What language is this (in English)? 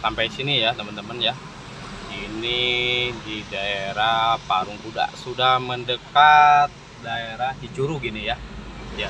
Indonesian